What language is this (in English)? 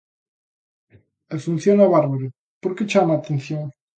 Galician